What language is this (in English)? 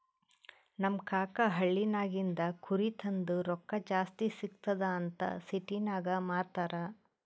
Kannada